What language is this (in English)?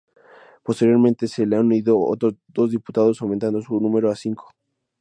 Spanish